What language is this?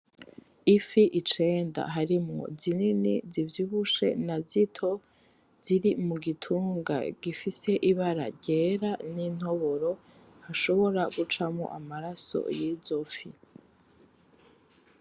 Rundi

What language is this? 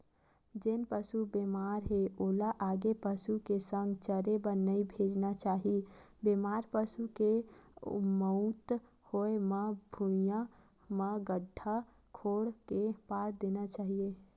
Chhattisgarhi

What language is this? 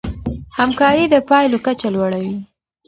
Pashto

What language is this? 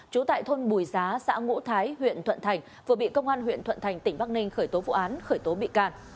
Vietnamese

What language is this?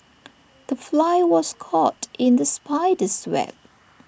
English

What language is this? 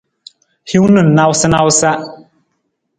Nawdm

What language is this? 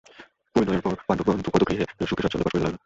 Bangla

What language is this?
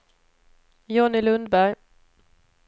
Swedish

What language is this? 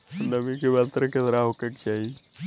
Bhojpuri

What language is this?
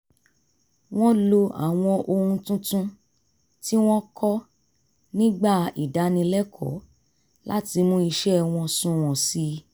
Yoruba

